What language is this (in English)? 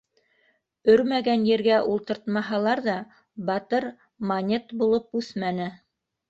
Bashkir